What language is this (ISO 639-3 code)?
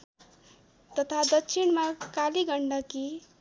nep